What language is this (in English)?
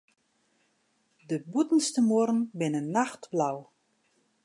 Western Frisian